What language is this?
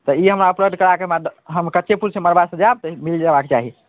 Maithili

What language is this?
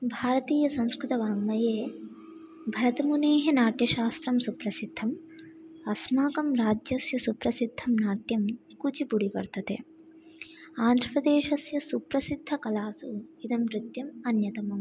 Sanskrit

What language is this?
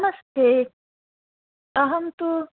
Sanskrit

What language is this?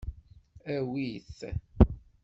Kabyle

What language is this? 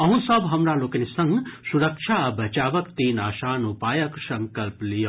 Maithili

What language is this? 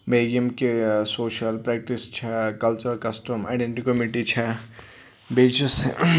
Kashmiri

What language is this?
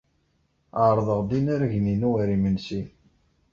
Kabyle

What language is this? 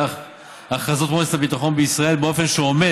Hebrew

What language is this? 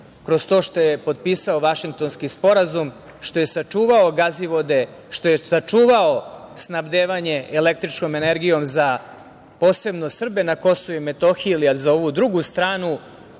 Serbian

